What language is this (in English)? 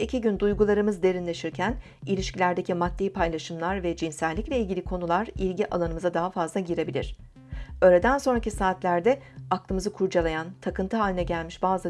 Turkish